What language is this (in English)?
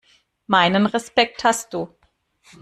German